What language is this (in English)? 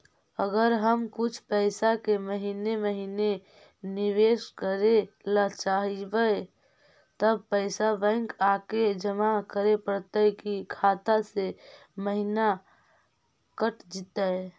Magahi